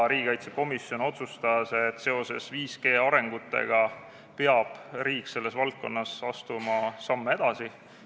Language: Estonian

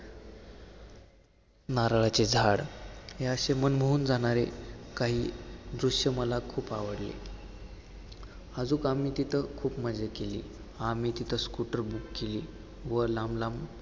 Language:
Marathi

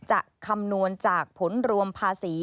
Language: Thai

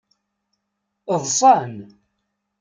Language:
Kabyle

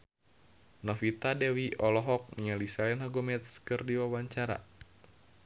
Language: Sundanese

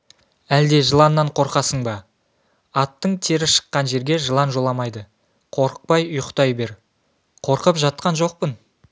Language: Kazakh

